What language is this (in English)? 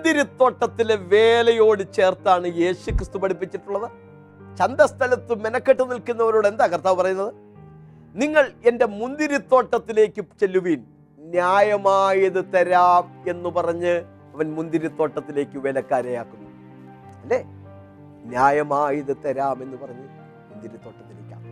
Malayalam